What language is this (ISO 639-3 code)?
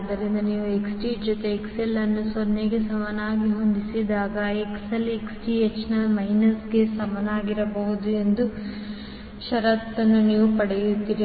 kan